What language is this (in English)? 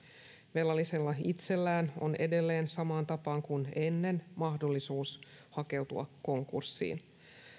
Finnish